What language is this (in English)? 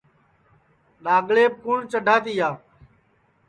Sansi